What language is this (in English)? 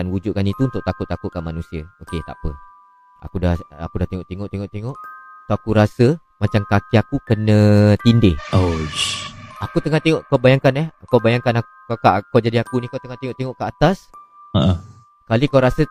Malay